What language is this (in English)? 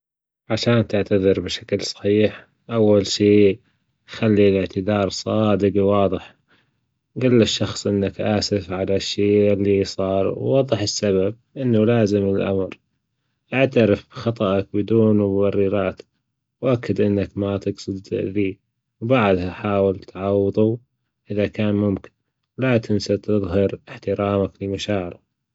Gulf Arabic